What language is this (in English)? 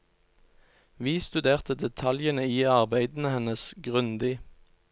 Norwegian